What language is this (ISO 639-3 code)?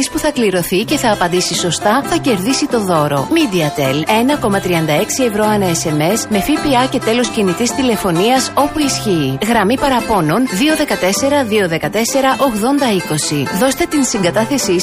ell